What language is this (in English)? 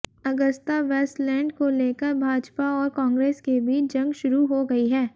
Hindi